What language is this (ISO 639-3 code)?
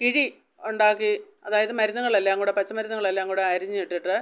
mal